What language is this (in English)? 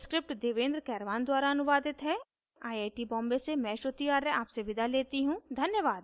Hindi